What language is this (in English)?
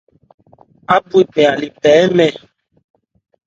Ebrié